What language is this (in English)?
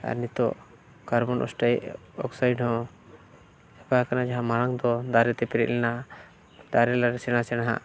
Santali